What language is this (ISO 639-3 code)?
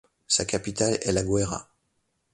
fra